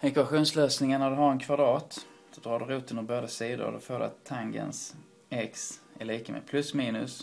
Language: Swedish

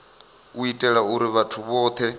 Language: Venda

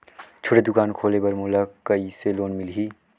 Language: Chhattisgarhi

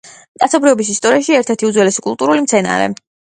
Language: Georgian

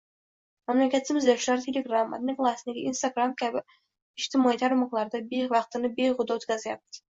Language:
Uzbek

